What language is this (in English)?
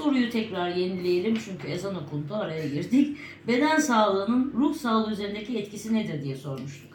Turkish